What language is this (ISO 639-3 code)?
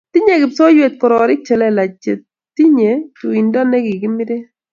kln